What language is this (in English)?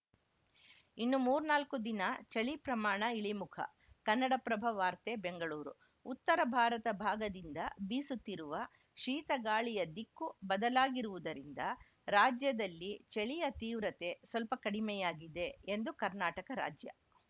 Kannada